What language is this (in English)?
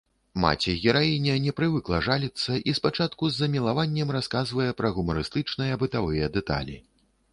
Belarusian